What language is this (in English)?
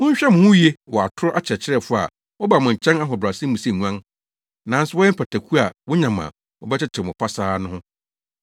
Akan